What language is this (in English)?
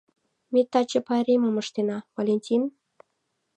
Mari